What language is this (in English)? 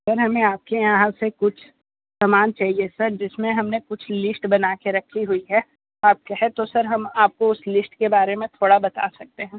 Hindi